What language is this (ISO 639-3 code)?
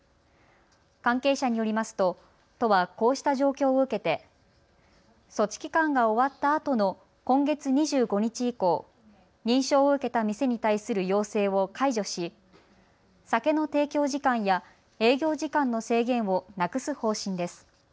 jpn